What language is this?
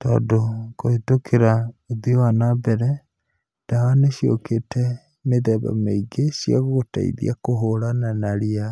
Kikuyu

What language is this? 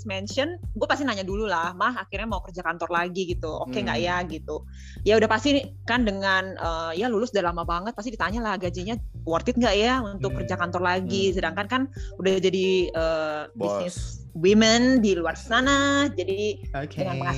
Indonesian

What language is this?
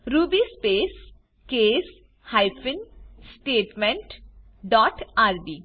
Gujarati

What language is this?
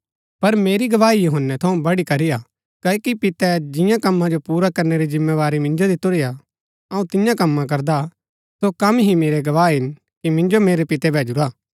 Gaddi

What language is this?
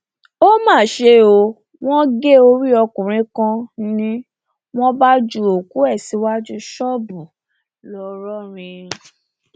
Yoruba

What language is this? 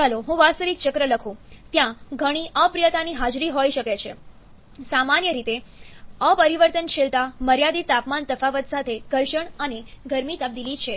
Gujarati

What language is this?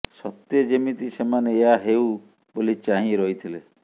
Odia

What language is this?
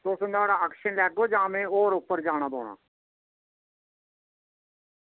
Dogri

